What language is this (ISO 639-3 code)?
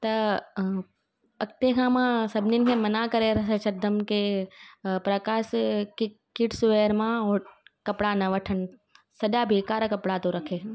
snd